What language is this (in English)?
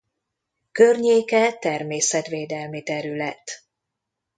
Hungarian